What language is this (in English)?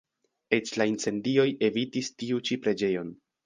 Esperanto